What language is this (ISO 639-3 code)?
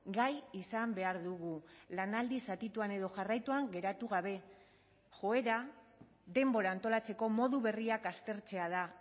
eus